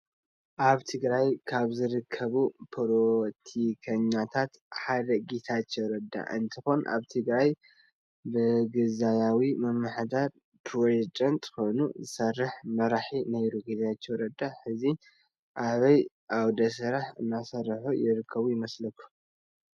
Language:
Tigrinya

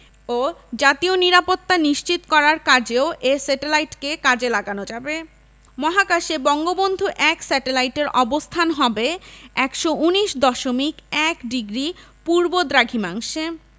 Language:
Bangla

